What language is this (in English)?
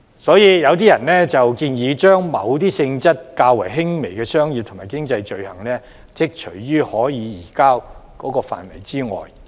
Cantonese